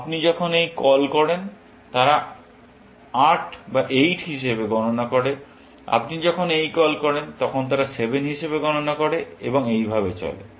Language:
Bangla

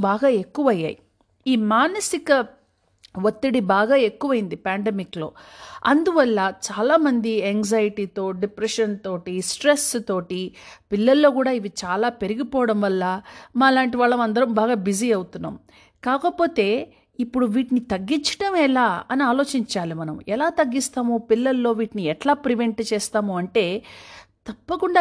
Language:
Telugu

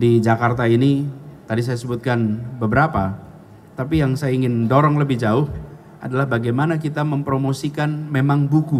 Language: Indonesian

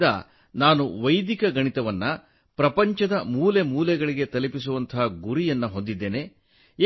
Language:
Kannada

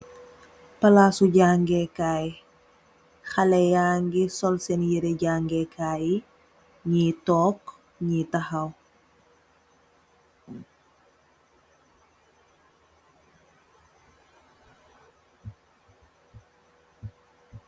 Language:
Wolof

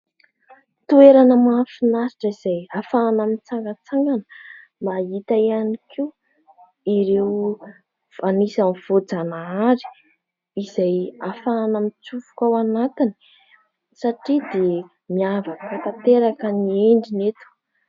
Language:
Malagasy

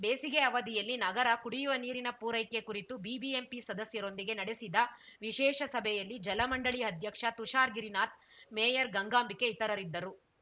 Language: Kannada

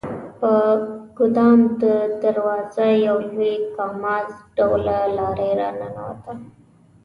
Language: Pashto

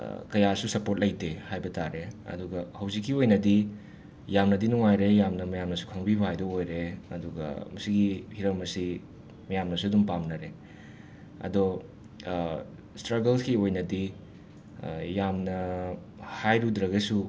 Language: Manipuri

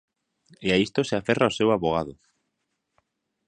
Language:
Galician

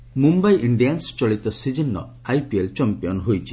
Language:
Odia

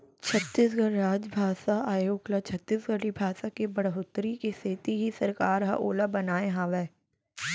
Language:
Chhattisgarhi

